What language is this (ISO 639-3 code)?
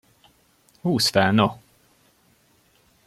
hun